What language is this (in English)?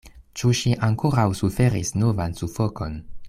Esperanto